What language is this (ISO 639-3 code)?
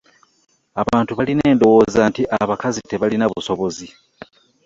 lug